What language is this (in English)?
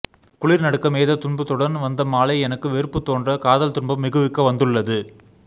Tamil